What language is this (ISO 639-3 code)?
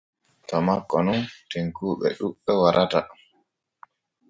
fue